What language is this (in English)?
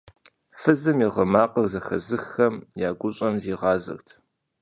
Kabardian